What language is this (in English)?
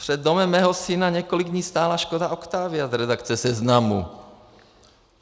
Czech